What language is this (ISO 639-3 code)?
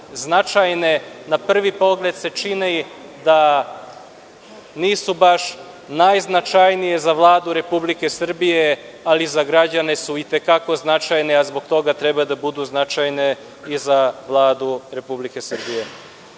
srp